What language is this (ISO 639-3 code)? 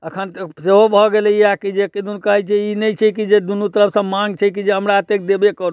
mai